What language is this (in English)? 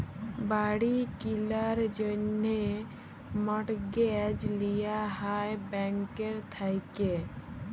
Bangla